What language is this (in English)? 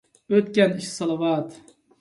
Uyghur